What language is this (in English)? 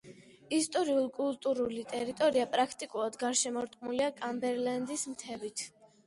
Georgian